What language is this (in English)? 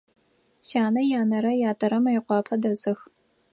Adyghe